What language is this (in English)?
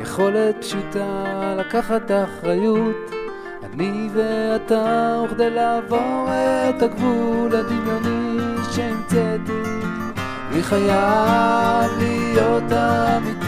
Hebrew